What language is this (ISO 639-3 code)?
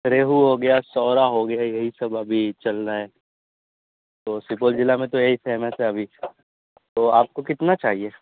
urd